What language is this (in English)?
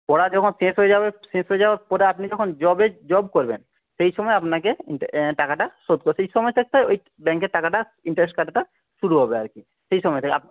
Bangla